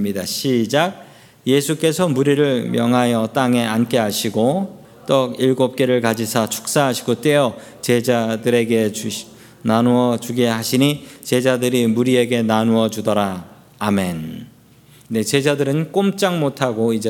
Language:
Korean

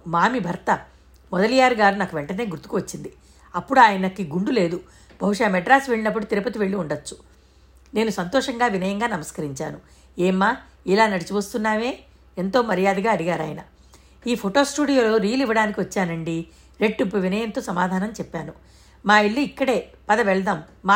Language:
Telugu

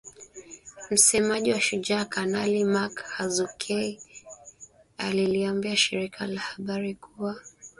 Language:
Swahili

